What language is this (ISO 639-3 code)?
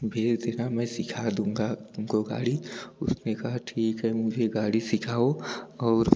hin